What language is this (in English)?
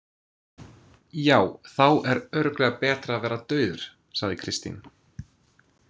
Icelandic